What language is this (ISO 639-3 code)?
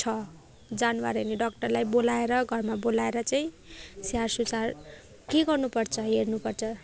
nep